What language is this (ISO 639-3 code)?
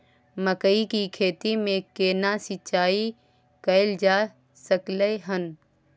mai